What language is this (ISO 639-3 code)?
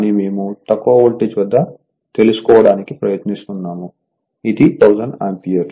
tel